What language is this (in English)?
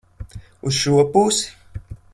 Latvian